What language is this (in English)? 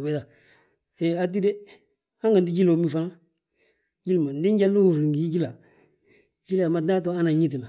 Balanta-Ganja